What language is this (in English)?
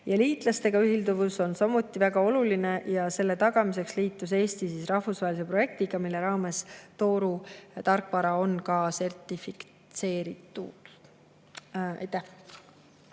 Estonian